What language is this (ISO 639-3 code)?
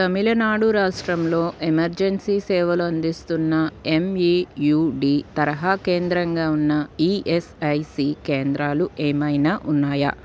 tel